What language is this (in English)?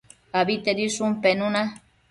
Matsés